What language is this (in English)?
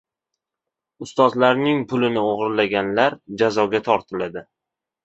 Uzbek